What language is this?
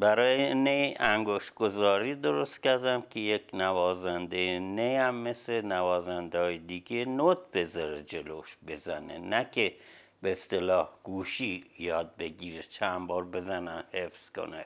Persian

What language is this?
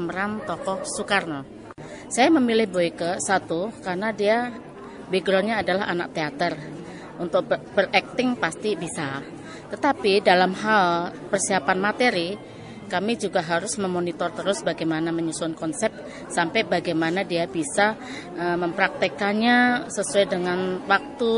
Indonesian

